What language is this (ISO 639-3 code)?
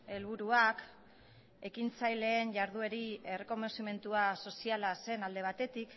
eus